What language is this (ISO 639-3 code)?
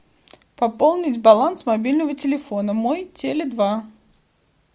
rus